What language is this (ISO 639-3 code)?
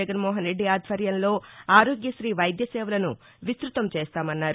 tel